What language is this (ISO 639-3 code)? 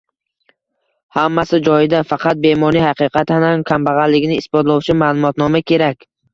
uzb